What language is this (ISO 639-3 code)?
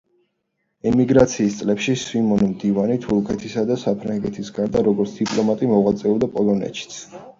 kat